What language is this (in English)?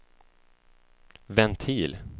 Swedish